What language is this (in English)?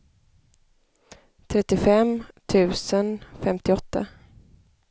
Swedish